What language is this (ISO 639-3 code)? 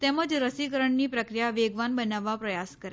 guj